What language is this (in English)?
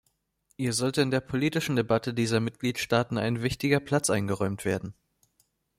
German